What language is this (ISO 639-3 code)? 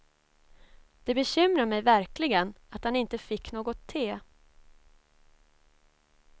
swe